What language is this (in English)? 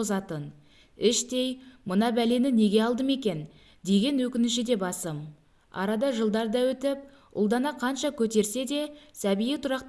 Turkish